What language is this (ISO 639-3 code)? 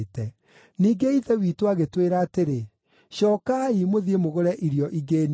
kik